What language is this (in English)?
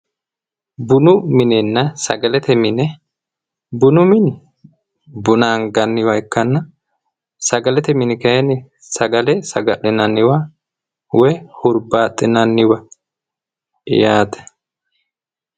Sidamo